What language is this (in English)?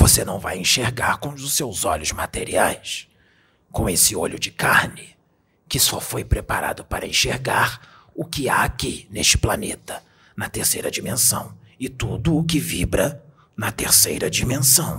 Portuguese